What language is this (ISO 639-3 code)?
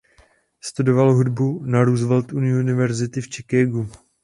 ces